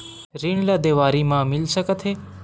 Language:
Chhattisgarhi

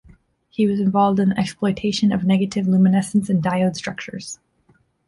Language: English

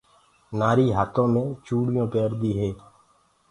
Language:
Gurgula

